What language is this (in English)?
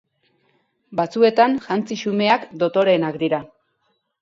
Basque